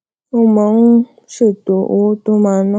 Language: Yoruba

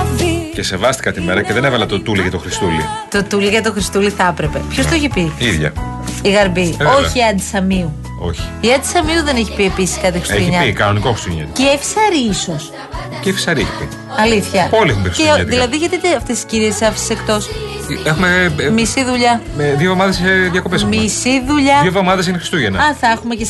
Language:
Greek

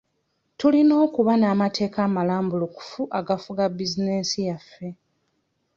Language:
Ganda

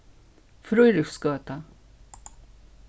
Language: Faroese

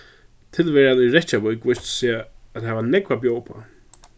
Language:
Faroese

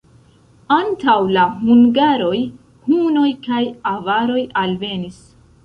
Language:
Esperanto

